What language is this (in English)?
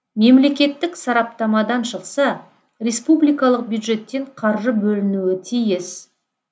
Kazakh